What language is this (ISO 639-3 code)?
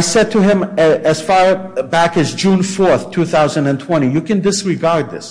eng